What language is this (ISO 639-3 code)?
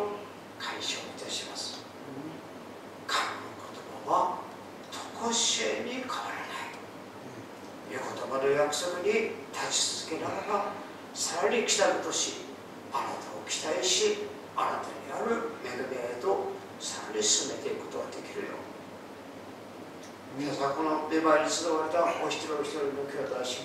jpn